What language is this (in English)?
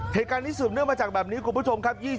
Thai